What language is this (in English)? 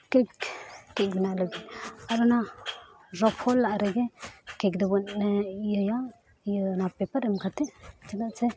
Santali